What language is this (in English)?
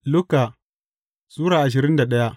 Hausa